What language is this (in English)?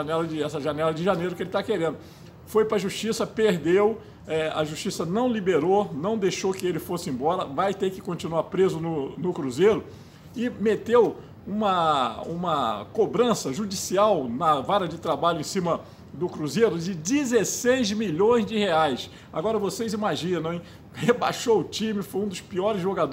Portuguese